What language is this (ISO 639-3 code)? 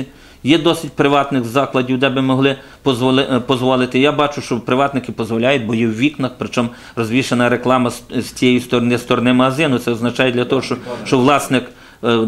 ukr